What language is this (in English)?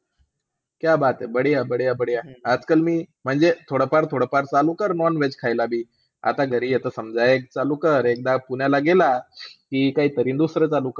Marathi